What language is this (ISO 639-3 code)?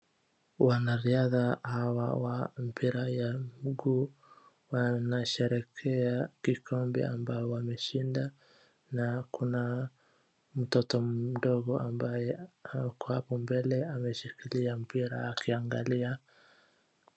swa